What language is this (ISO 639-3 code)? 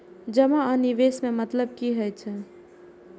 mai